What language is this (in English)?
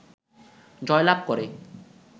Bangla